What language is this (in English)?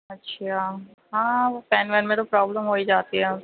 Urdu